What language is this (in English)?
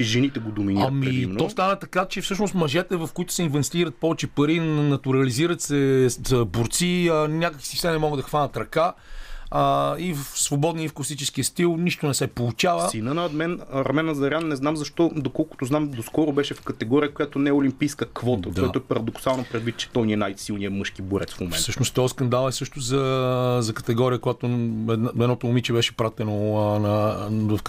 Bulgarian